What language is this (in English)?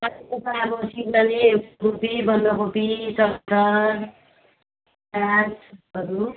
Nepali